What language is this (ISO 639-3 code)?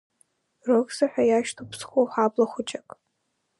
abk